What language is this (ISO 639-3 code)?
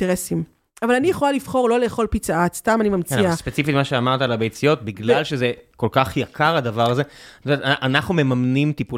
heb